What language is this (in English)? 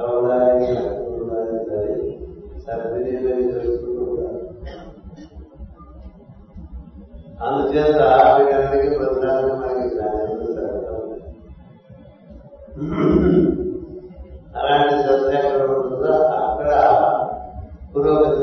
Telugu